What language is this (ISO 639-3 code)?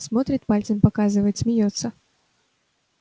rus